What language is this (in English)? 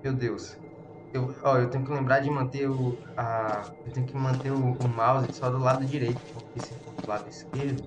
Portuguese